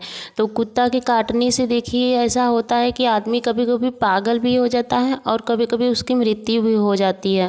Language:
Hindi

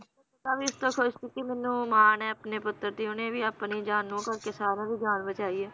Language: Punjabi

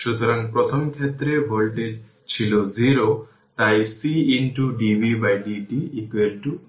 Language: Bangla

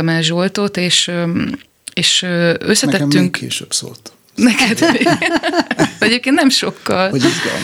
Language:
Hungarian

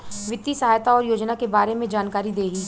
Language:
Bhojpuri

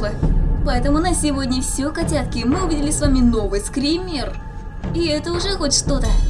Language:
Russian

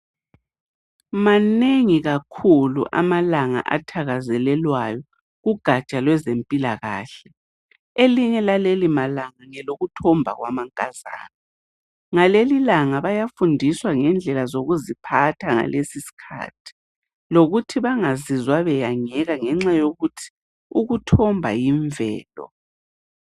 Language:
North Ndebele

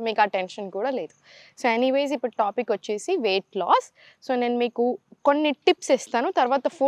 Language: Telugu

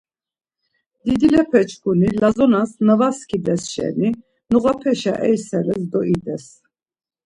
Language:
Laz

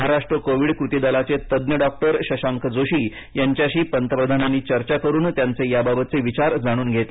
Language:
Marathi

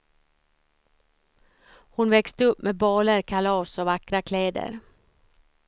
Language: Swedish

